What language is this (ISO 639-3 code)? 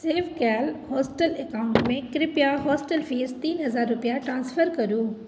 mai